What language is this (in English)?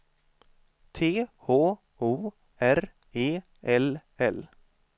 Swedish